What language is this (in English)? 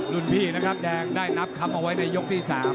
Thai